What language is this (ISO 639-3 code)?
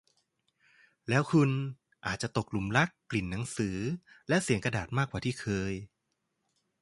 tha